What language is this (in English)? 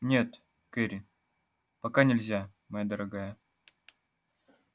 Russian